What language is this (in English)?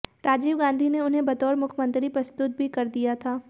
Hindi